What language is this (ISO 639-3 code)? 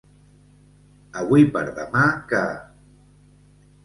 cat